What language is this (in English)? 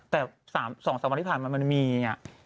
Thai